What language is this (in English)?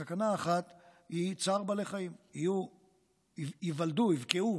Hebrew